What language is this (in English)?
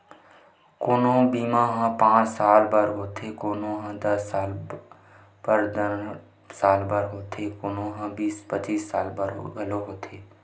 Chhattisgarhi